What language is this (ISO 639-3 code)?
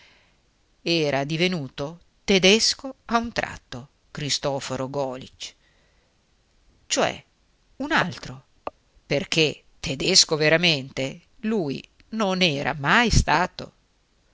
ita